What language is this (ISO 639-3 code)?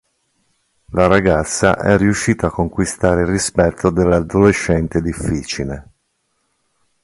ita